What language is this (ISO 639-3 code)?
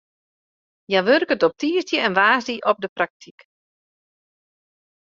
fry